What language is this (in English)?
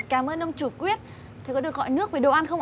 Vietnamese